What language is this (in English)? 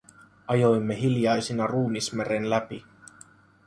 Finnish